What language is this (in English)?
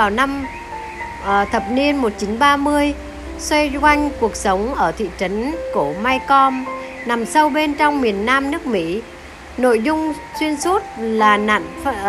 Vietnamese